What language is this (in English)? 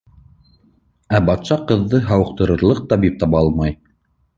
Bashkir